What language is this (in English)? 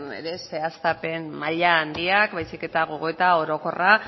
Basque